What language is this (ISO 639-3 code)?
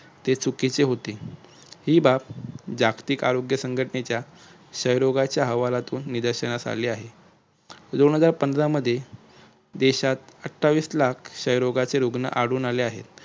mar